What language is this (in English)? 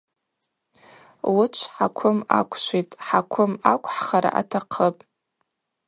Abaza